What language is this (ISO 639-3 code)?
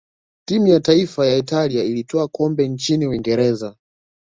swa